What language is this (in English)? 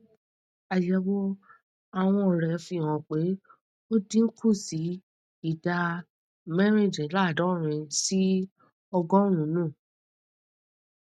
Yoruba